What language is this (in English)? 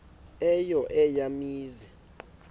Xhosa